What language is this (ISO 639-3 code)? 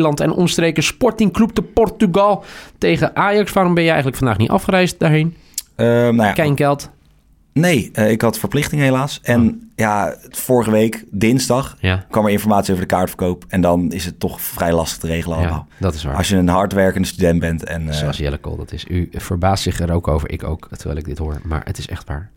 nld